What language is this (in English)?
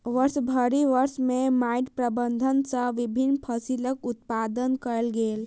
Maithili